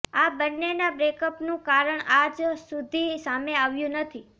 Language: Gujarati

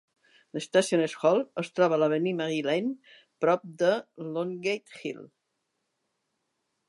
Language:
Catalan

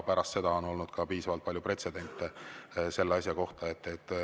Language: Estonian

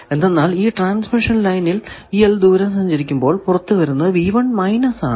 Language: Malayalam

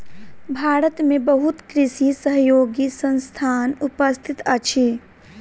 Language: Maithili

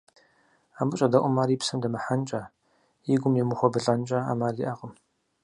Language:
Kabardian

